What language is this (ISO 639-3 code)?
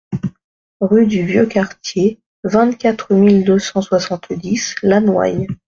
fra